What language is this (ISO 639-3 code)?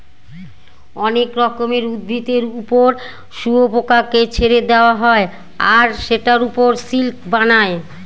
ben